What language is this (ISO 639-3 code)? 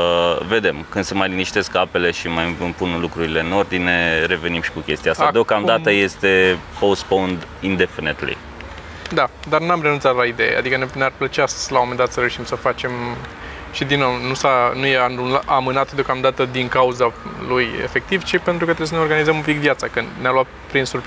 ron